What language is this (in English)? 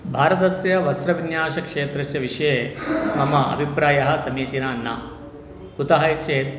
Sanskrit